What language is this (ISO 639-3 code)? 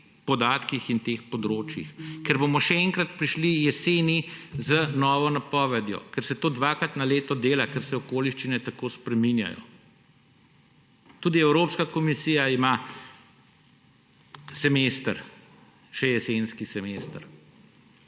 slv